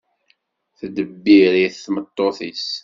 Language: Kabyle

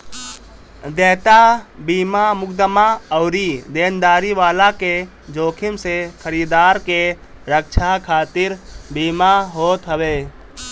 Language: Bhojpuri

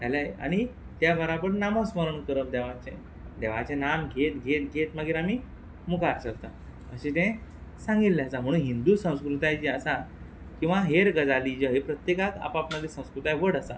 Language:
Konkani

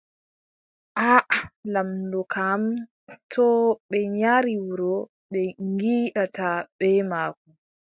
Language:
Adamawa Fulfulde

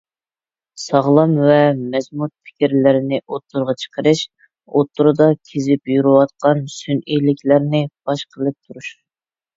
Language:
Uyghur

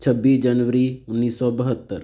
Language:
Punjabi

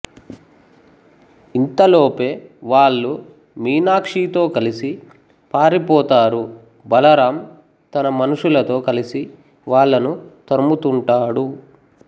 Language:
Telugu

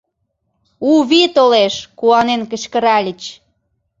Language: Mari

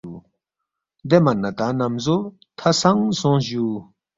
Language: Balti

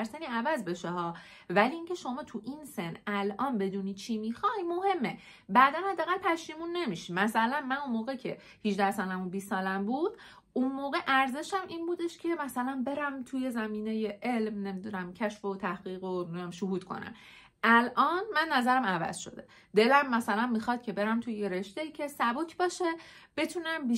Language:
Persian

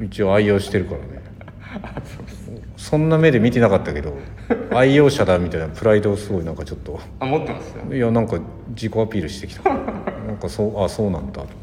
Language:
Japanese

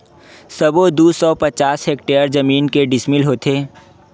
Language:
Chhattisgarhi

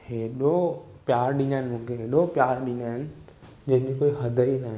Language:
Sindhi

